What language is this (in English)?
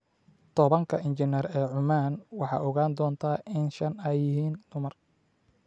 Somali